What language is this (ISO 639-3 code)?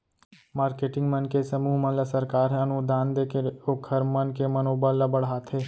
hne